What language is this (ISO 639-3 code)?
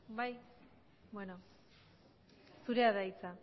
eus